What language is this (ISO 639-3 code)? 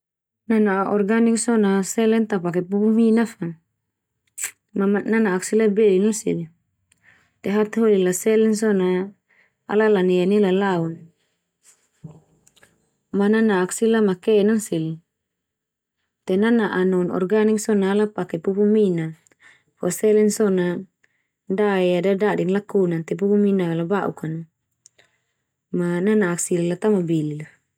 twu